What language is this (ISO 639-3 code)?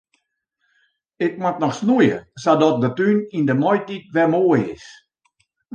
fry